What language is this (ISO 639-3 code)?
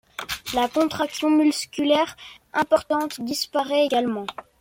fra